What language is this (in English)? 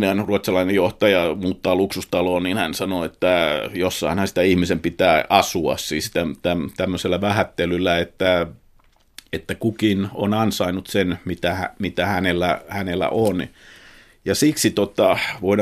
Finnish